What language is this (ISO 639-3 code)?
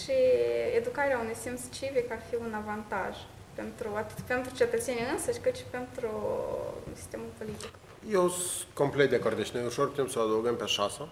ron